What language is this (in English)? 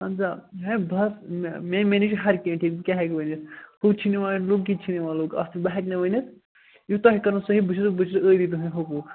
Kashmiri